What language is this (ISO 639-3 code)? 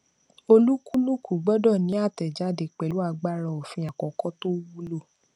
yor